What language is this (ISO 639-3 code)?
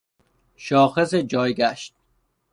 fas